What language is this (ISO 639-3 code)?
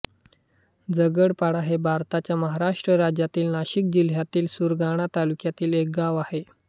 mar